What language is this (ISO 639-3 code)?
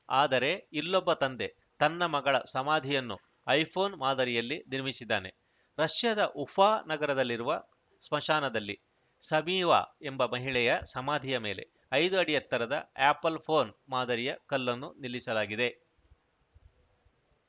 kan